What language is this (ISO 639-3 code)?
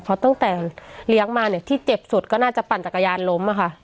tha